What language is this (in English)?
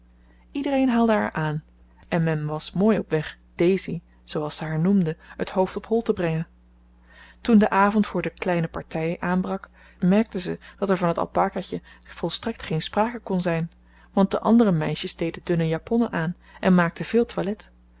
Dutch